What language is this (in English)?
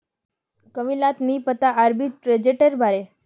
Magahi